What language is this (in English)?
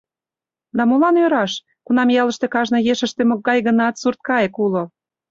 Mari